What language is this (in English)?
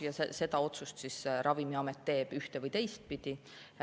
Estonian